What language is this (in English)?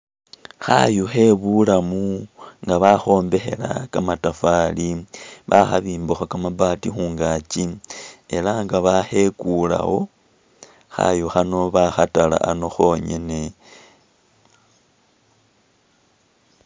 Masaaba